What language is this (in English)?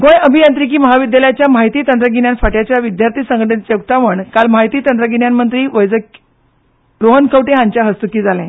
Konkani